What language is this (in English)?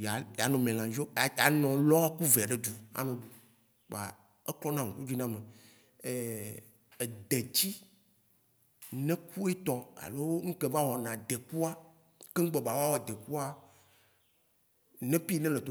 Waci Gbe